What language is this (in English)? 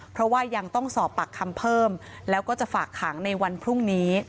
Thai